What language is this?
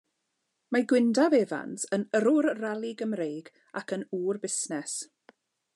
Welsh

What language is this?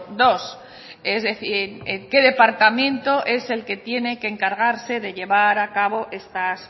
Spanish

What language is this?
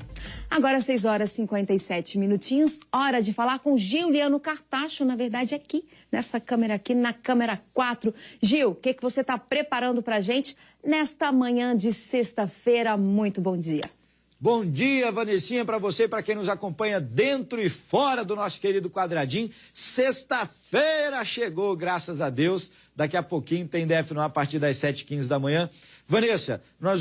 Portuguese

